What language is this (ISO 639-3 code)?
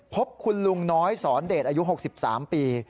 tha